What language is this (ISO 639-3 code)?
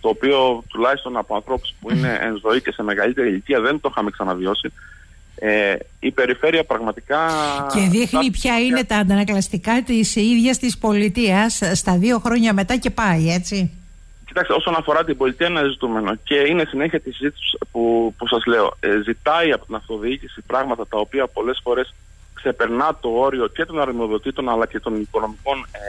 ell